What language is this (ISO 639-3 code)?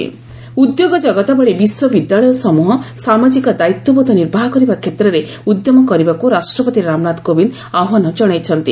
ori